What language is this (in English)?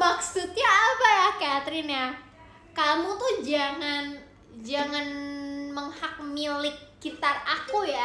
Indonesian